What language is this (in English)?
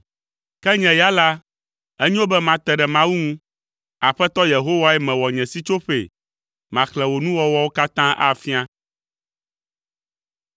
Ewe